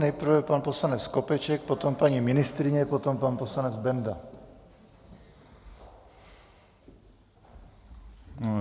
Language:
Czech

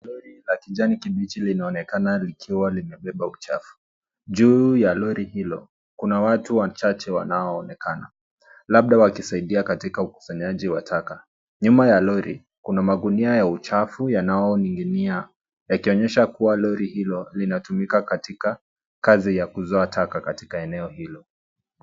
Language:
Swahili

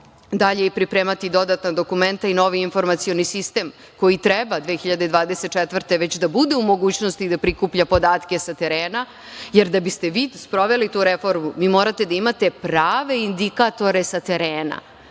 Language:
Serbian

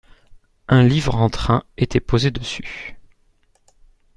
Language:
French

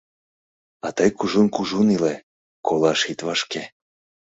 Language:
Mari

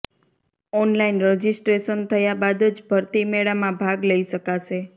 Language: Gujarati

